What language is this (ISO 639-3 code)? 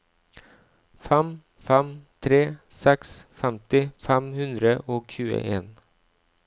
nor